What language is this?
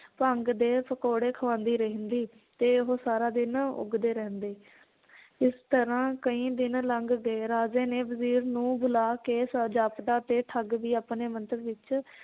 Punjabi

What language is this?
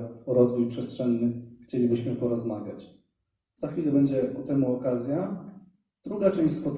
Polish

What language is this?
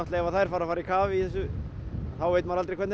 Icelandic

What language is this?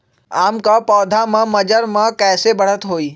Magahi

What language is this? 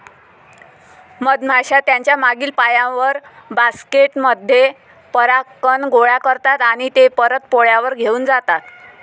Marathi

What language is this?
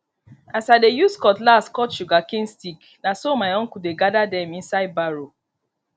Nigerian Pidgin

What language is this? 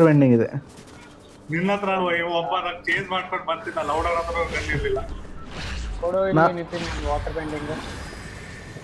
Kannada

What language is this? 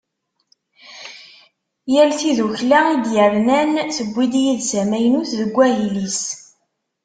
Kabyle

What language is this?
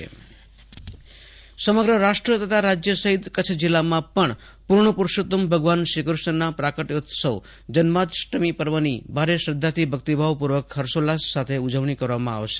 Gujarati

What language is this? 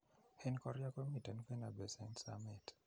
Kalenjin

